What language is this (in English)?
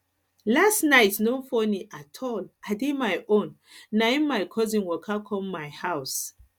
Nigerian Pidgin